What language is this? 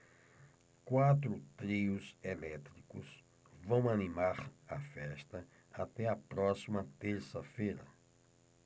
Portuguese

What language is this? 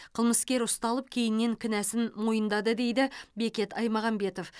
Kazakh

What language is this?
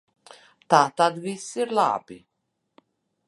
Latvian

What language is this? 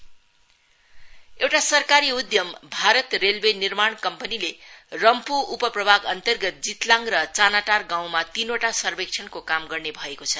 Nepali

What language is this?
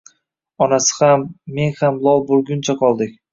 Uzbek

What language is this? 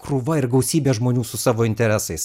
Lithuanian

